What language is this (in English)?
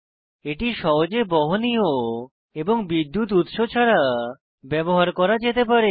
Bangla